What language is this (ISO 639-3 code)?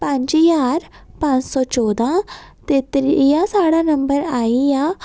doi